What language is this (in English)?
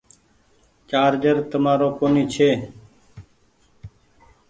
Goaria